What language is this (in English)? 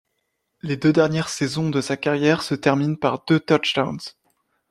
French